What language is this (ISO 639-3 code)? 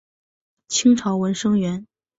zho